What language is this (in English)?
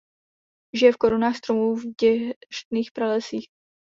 Czech